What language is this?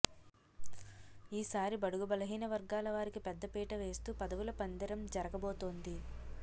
Telugu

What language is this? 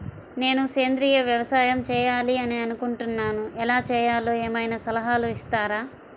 Telugu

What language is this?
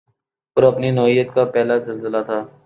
Urdu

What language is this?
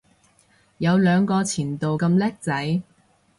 Cantonese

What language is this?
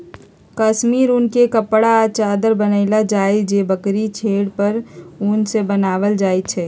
Magahi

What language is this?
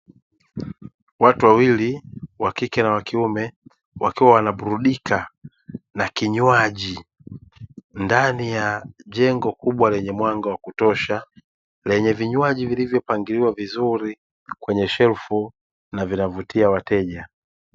Swahili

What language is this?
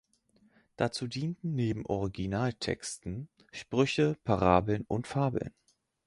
German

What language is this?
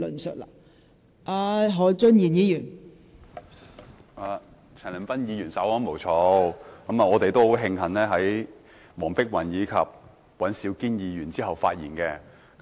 Cantonese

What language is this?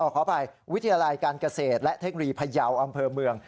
Thai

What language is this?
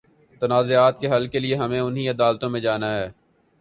Urdu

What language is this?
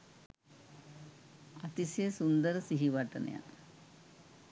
Sinhala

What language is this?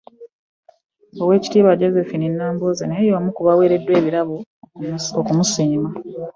Ganda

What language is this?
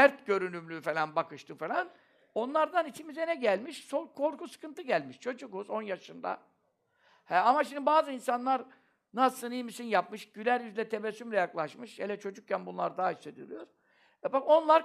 Turkish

